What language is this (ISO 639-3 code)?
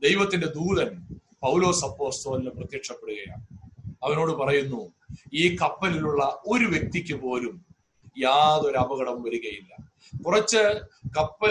mal